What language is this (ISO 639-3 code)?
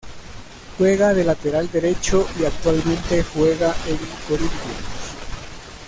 spa